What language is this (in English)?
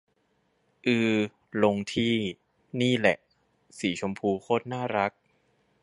Thai